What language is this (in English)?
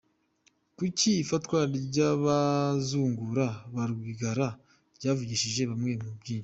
Kinyarwanda